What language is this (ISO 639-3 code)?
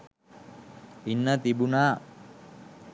sin